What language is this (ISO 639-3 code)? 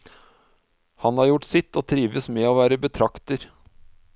nor